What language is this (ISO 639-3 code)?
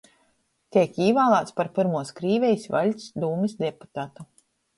ltg